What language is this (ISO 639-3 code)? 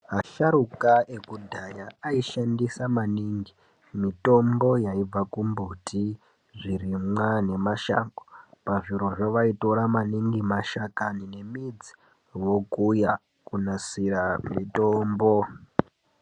ndc